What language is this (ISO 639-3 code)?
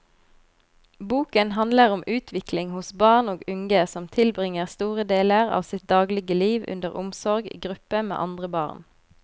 nor